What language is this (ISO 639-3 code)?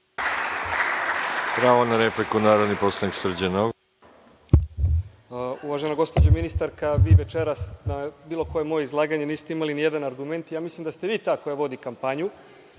srp